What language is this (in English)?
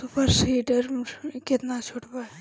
Bhojpuri